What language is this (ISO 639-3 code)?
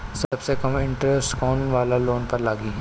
bho